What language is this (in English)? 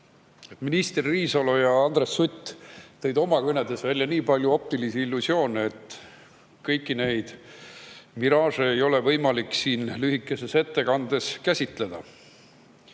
Estonian